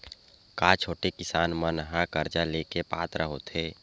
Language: Chhattisgarhi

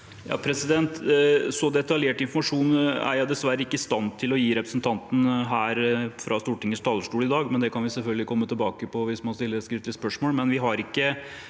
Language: Norwegian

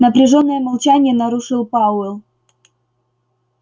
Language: Russian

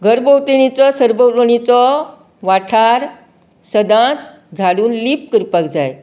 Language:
Konkani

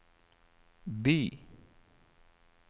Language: Norwegian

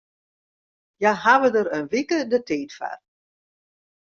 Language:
Western Frisian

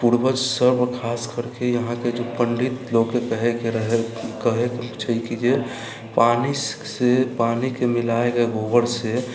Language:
Maithili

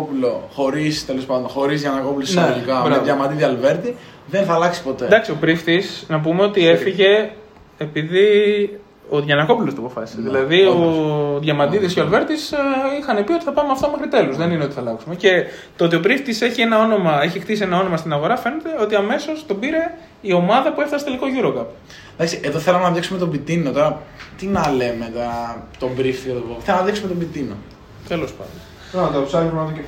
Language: Greek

